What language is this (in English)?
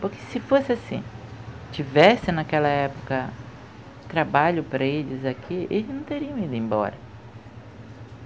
Portuguese